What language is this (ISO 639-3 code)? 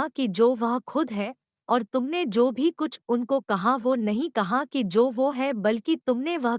hin